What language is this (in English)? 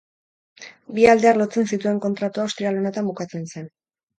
Basque